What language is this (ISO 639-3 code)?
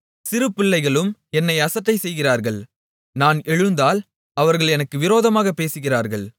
tam